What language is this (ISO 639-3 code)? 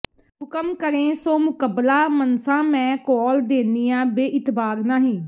pan